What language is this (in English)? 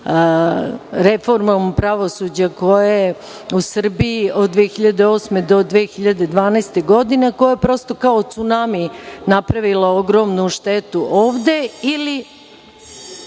Serbian